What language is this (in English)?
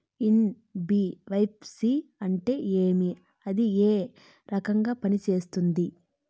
Telugu